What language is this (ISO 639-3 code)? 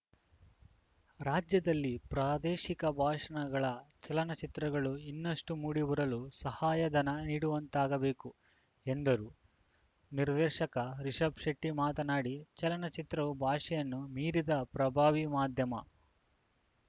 kan